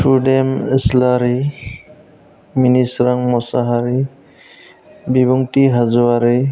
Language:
Bodo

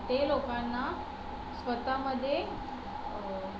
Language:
Marathi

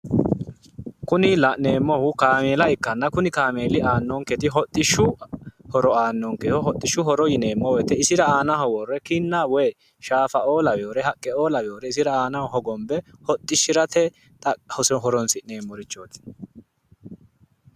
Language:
Sidamo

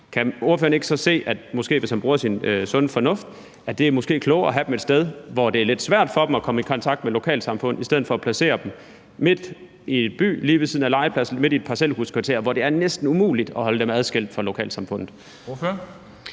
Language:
Danish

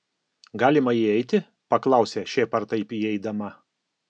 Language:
Lithuanian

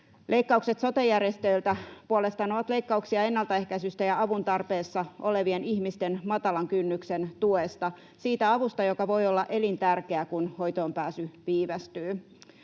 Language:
Finnish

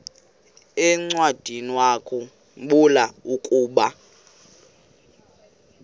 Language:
Xhosa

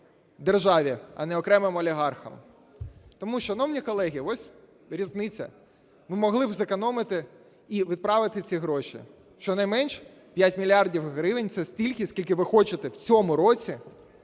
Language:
Ukrainian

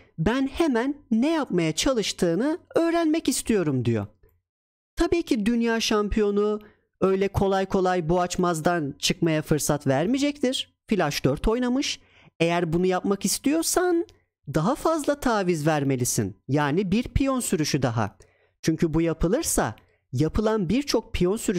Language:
Turkish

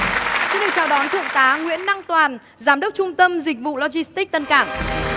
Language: Vietnamese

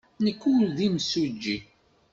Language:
Kabyle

